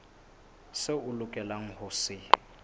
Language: Southern Sotho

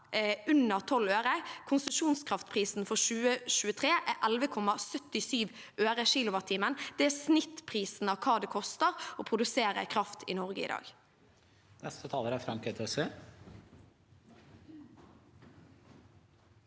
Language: Norwegian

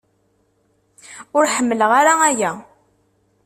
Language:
Kabyle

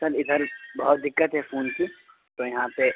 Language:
Urdu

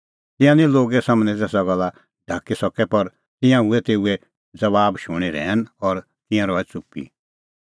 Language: Kullu Pahari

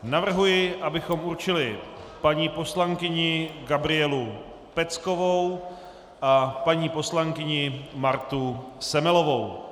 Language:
Czech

